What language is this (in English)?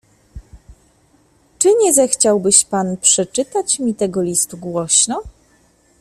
Polish